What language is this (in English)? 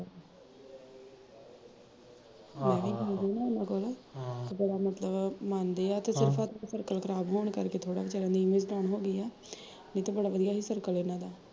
Punjabi